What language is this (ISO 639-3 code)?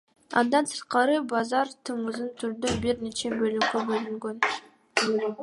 kir